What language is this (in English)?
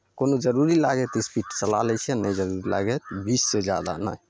Maithili